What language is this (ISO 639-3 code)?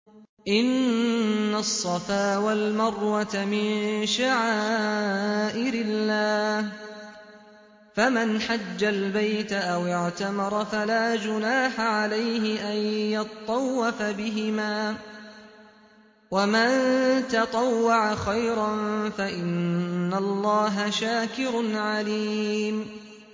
ara